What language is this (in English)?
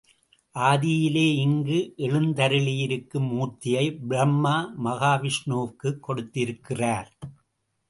Tamil